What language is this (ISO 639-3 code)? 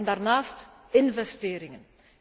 nld